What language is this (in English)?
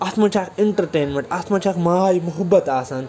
Kashmiri